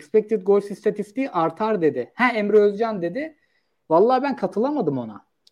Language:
Turkish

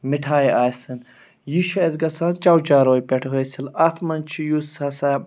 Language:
Kashmiri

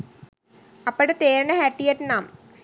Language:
Sinhala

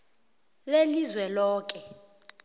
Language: South Ndebele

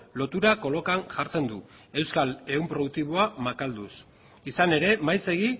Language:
Basque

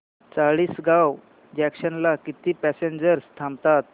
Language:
Marathi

